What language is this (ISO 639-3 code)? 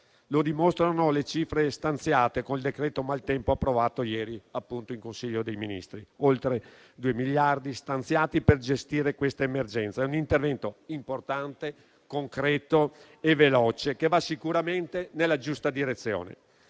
ita